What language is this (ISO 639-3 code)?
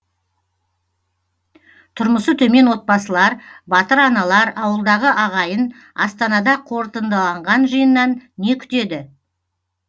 kaz